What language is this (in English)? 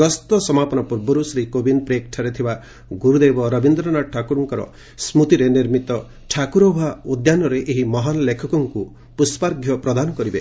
Odia